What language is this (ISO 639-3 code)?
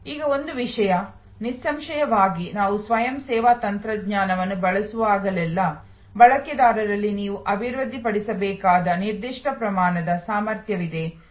kan